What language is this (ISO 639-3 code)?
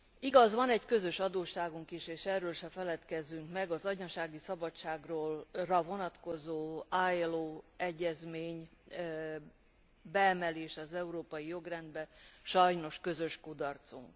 hun